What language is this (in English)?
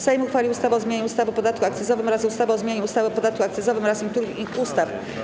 Polish